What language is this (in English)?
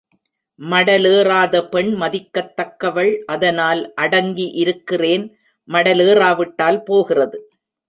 Tamil